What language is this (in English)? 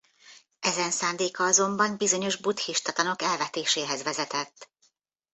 Hungarian